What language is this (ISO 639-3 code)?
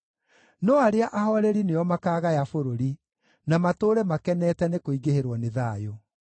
kik